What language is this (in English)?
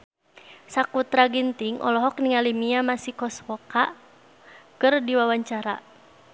Sundanese